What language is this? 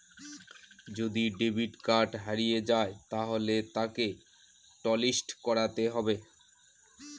Bangla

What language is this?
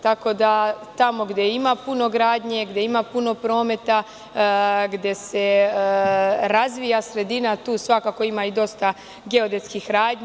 Serbian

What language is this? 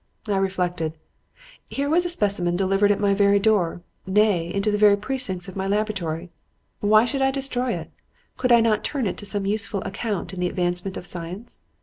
English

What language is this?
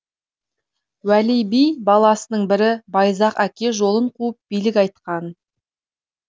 Kazakh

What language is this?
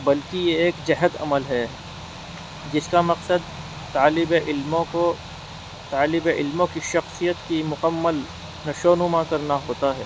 Urdu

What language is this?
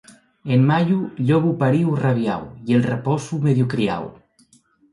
Asturian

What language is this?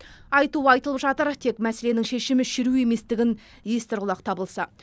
Kazakh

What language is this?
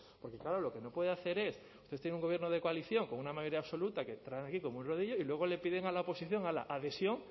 Spanish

